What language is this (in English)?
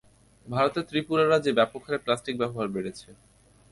Bangla